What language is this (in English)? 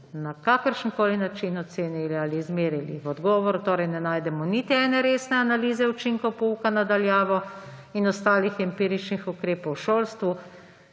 Slovenian